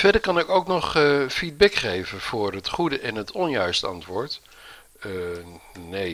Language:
Dutch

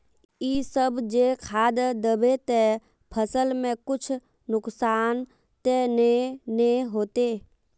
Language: Magahi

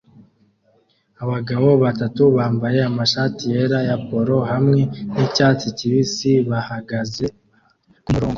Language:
Kinyarwanda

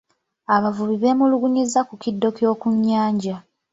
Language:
Ganda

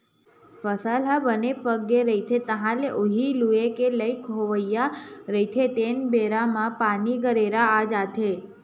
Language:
Chhattisgarhi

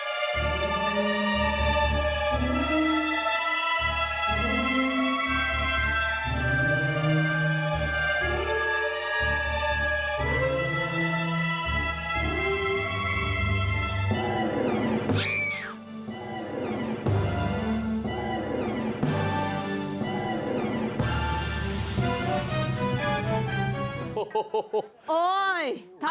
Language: Thai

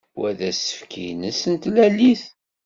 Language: Kabyle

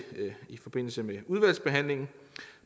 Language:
Danish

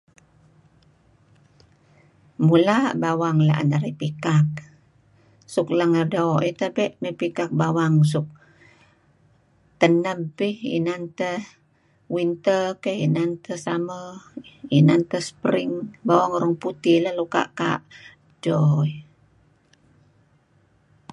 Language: Kelabit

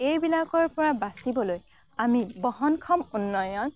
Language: Assamese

